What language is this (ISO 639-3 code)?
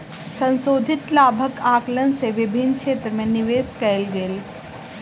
mai